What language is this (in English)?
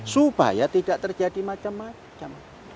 Indonesian